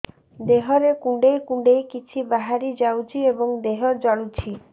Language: Odia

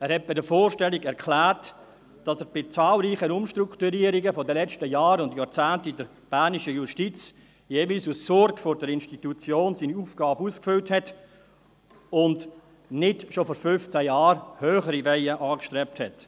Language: Swiss German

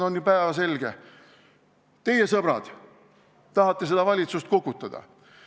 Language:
Estonian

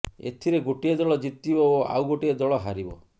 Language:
Odia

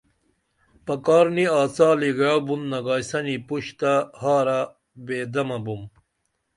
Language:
Dameli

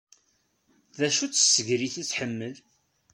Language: Kabyle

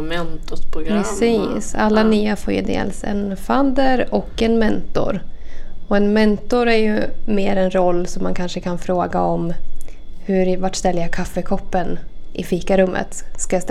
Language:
Swedish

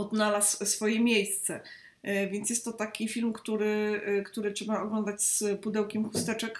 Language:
Polish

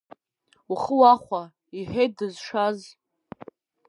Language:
Abkhazian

